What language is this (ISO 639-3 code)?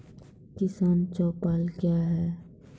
mai